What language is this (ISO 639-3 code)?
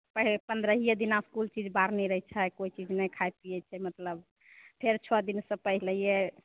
mai